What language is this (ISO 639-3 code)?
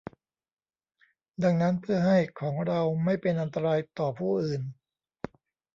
tha